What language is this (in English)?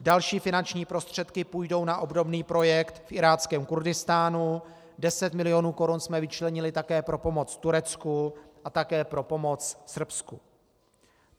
Czech